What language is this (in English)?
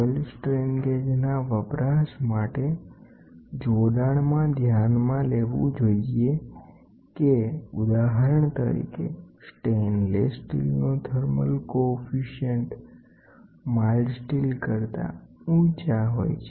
Gujarati